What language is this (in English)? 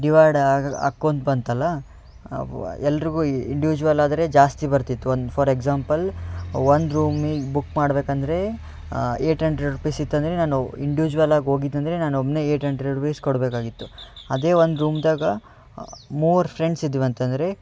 Kannada